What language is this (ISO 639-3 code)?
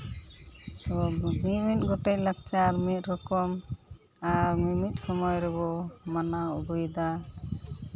sat